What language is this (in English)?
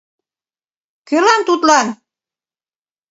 Mari